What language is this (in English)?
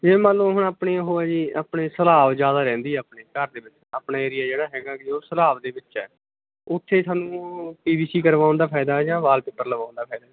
Punjabi